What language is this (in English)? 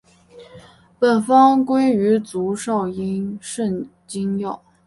Chinese